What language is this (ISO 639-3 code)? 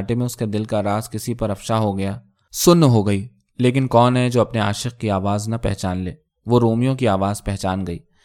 urd